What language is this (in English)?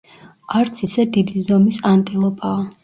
Georgian